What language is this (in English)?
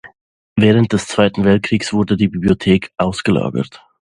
German